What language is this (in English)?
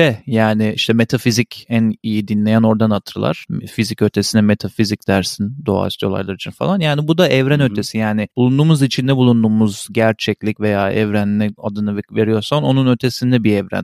Turkish